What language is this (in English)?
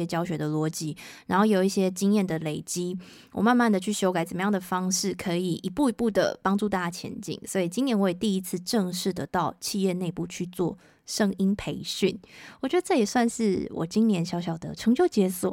Chinese